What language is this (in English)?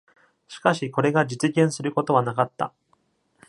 Japanese